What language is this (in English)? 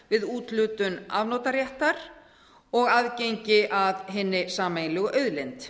Icelandic